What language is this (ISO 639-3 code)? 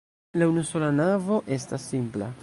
epo